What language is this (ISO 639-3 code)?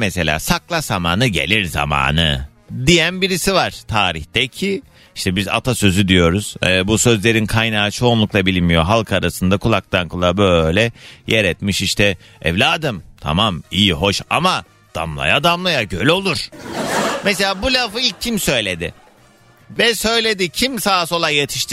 tur